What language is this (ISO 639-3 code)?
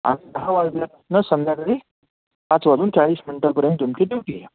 mar